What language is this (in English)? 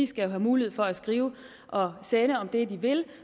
Danish